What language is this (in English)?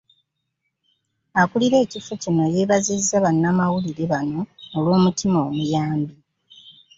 Ganda